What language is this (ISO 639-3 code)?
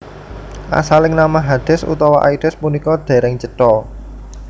jav